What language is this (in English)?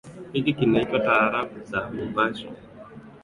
Swahili